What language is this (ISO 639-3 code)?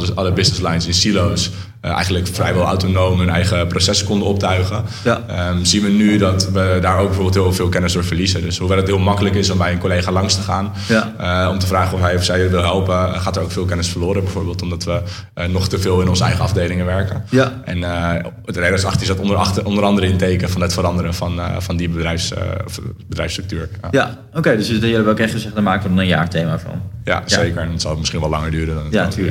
nld